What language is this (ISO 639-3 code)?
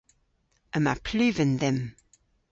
cor